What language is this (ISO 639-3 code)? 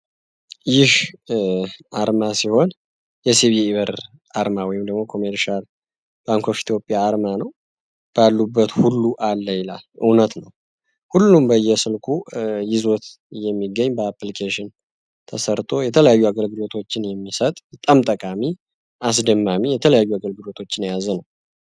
amh